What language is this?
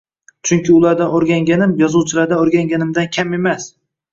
Uzbek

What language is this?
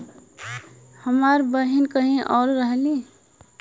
Bhojpuri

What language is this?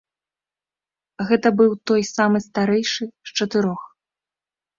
Belarusian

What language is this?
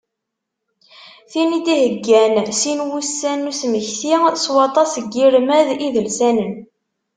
Kabyle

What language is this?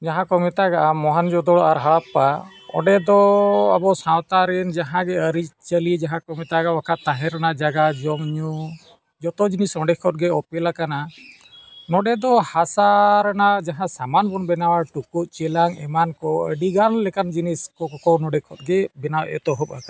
Santali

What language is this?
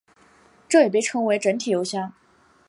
Chinese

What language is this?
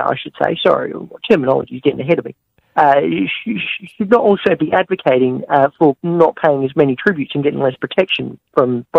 English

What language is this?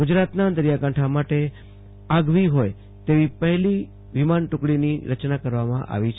Gujarati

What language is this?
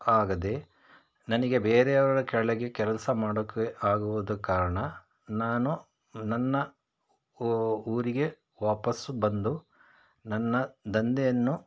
Kannada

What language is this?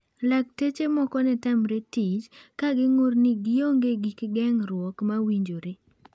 Luo (Kenya and Tanzania)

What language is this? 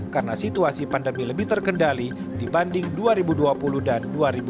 Indonesian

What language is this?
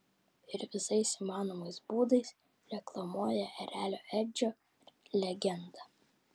Lithuanian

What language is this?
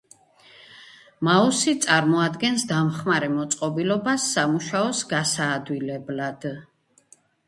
Georgian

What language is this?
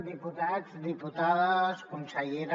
Catalan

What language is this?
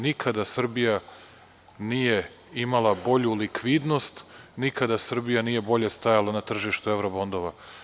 Serbian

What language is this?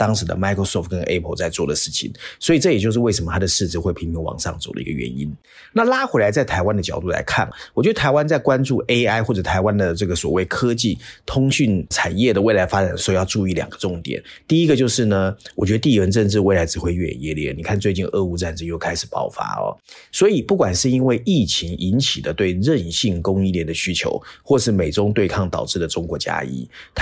Chinese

